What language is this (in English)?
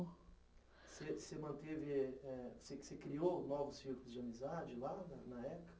Portuguese